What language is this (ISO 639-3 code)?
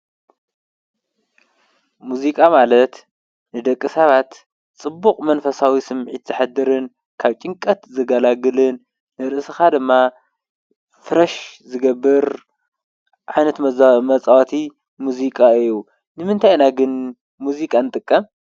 tir